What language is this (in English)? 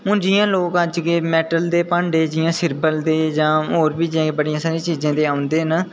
Dogri